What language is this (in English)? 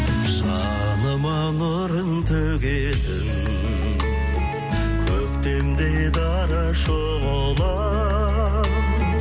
Kazakh